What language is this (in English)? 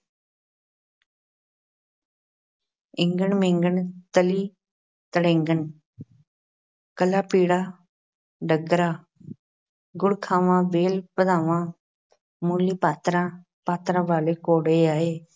Punjabi